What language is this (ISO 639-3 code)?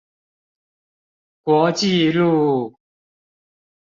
zho